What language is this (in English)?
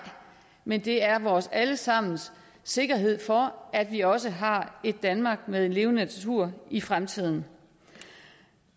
Danish